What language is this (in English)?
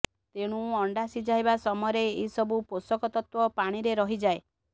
Odia